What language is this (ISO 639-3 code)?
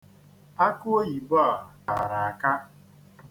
ibo